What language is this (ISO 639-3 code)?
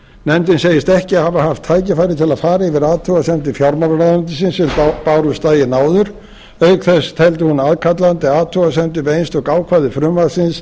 isl